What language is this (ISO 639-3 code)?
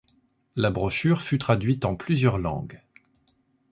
fra